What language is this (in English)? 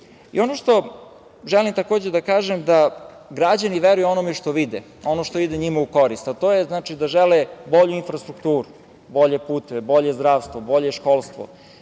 Serbian